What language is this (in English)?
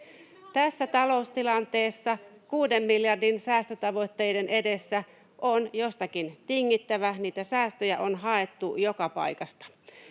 Finnish